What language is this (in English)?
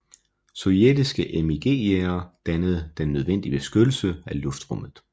Danish